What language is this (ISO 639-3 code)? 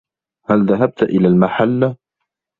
ara